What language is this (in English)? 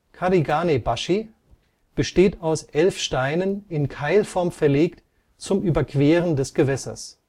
German